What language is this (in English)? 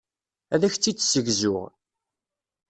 Kabyle